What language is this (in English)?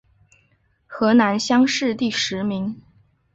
Chinese